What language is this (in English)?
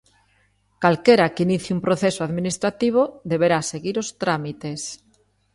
Galician